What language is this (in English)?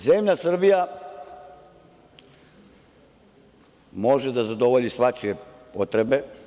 Serbian